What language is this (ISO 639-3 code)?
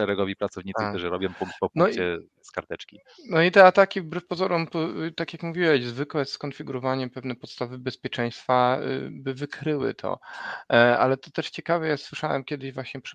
pol